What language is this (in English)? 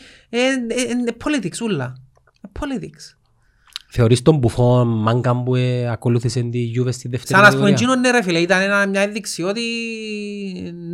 Greek